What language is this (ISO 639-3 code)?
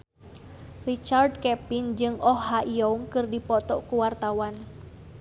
sun